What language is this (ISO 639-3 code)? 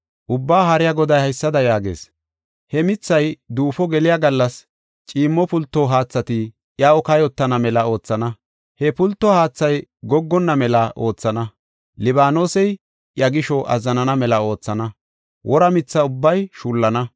gof